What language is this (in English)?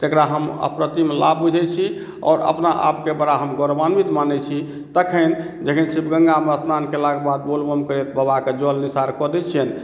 Maithili